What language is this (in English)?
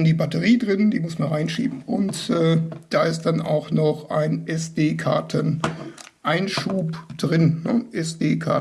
German